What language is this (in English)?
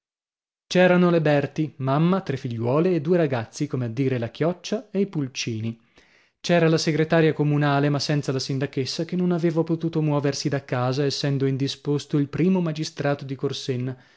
Italian